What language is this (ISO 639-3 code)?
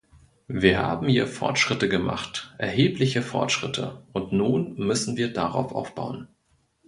deu